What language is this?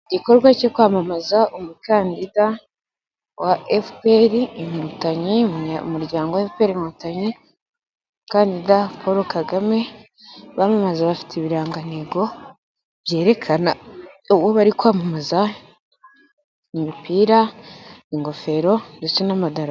Kinyarwanda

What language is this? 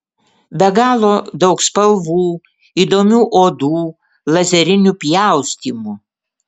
Lithuanian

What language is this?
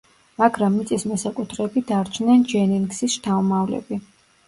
Georgian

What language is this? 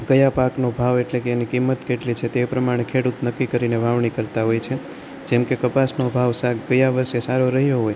Gujarati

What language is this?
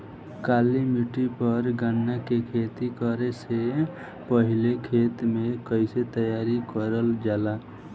Bhojpuri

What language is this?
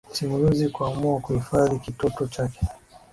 Swahili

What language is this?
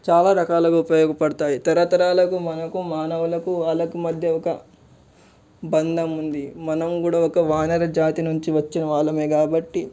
Telugu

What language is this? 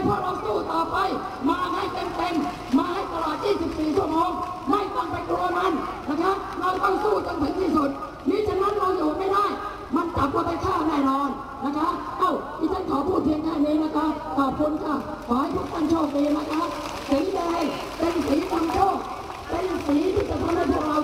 Thai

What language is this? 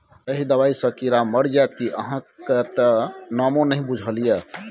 Maithili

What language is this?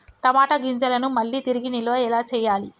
Telugu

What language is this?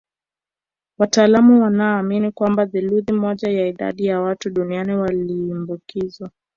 Swahili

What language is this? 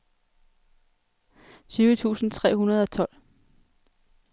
Danish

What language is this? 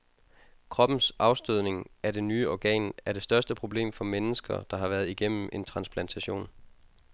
Danish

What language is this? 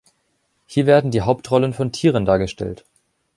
German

